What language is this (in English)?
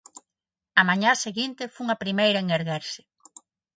Galician